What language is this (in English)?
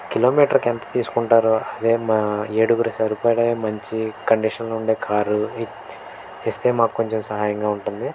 Telugu